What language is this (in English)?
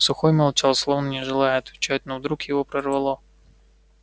Russian